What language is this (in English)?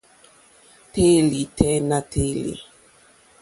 Mokpwe